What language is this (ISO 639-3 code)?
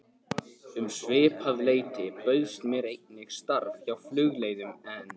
isl